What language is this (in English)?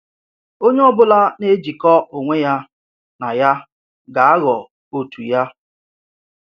Igbo